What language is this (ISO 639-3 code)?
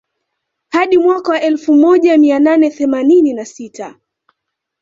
swa